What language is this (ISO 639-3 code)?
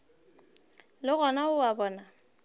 nso